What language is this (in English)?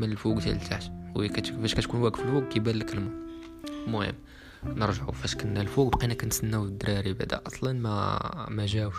Arabic